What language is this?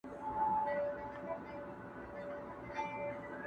Pashto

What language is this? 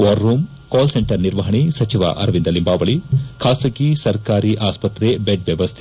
Kannada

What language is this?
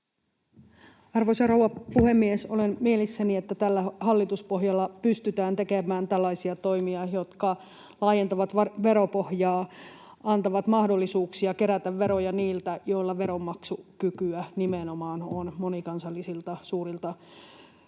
Finnish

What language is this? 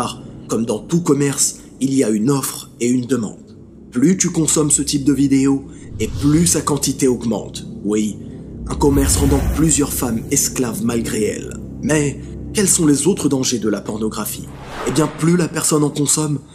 French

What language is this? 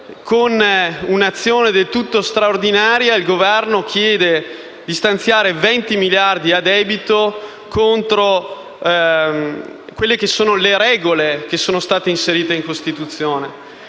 Italian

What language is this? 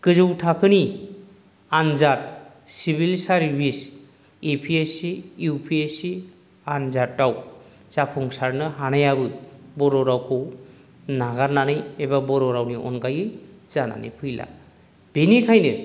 Bodo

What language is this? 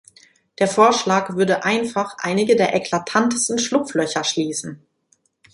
German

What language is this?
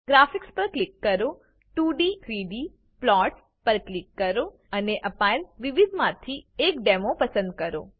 Gujarati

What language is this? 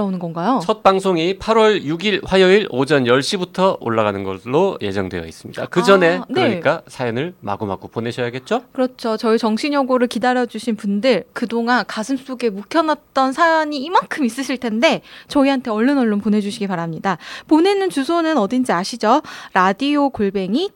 Korean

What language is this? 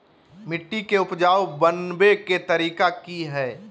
Magahi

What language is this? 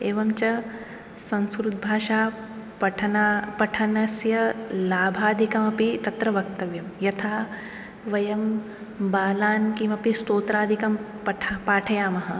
Sanskrit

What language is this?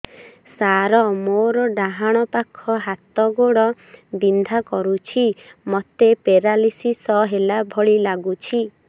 Odia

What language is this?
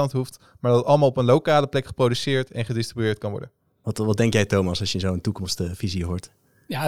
Dutch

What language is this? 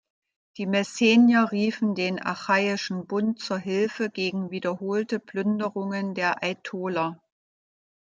German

